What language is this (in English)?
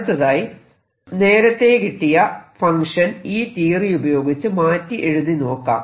Malayalam